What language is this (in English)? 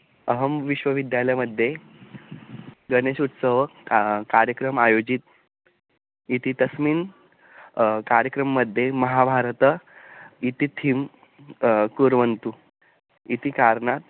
Sanskrit